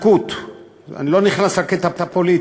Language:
Hebrew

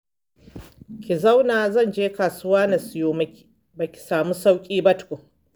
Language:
Hausa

